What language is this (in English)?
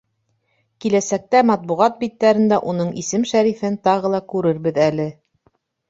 Bashkir